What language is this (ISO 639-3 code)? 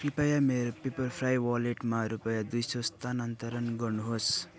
nep